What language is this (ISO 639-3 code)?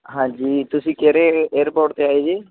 pan